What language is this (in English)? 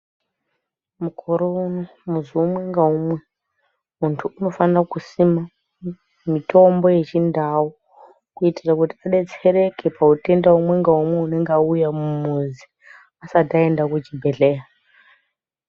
Ndau